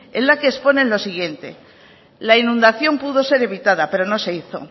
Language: Spanish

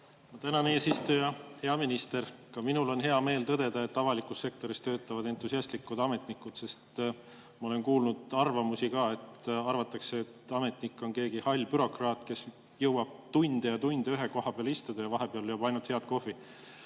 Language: Estonian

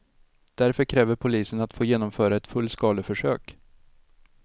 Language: Swedish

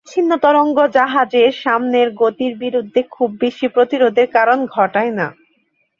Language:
Bangla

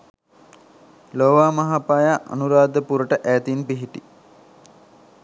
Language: Sinhala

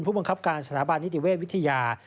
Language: Thai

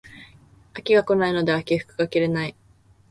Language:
Japanese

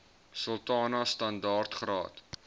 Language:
Afrikaans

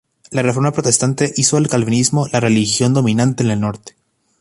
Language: Spanish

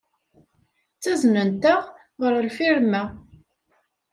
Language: Kabyle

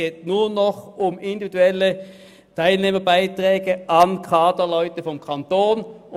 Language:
Swiss German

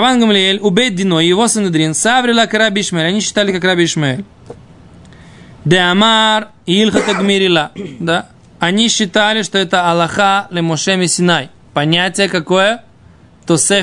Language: Russian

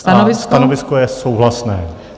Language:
Czech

